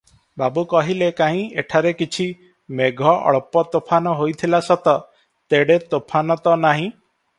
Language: Odia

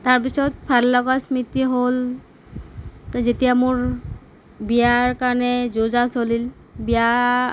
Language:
Assamese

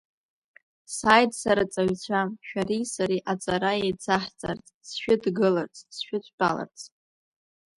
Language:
Abkhazian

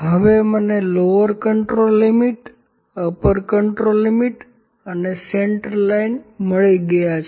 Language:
Gujarati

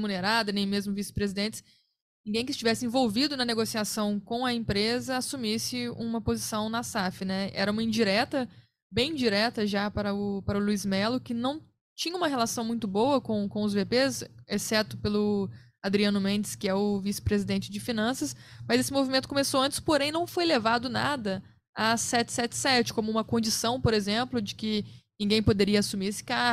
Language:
Portuguese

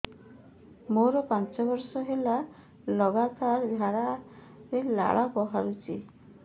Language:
Odia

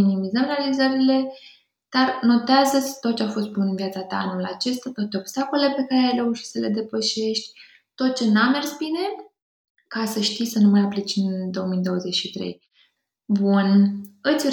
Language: Romanian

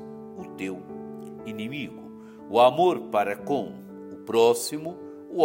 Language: Portuguese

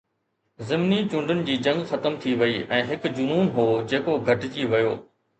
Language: Sindhi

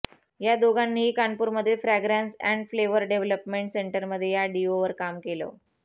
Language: Marathi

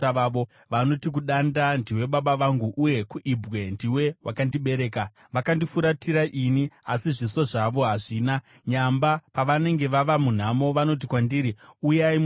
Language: Shona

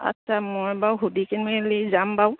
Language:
Assamese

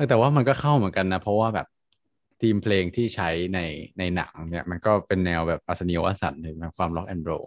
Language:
Thai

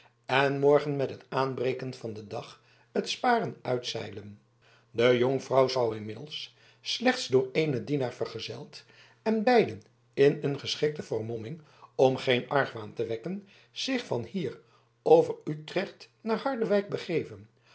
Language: Dutch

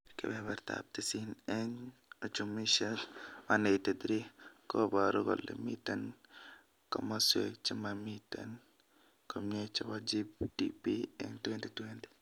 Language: Kalenjin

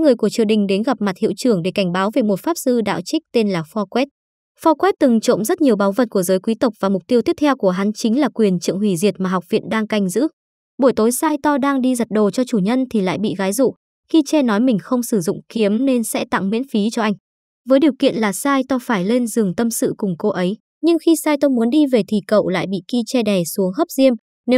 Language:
Vietnamese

